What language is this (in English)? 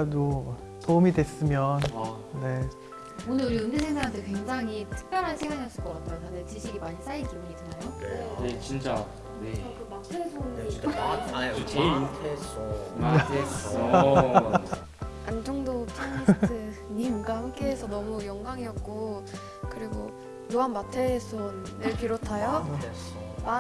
Korean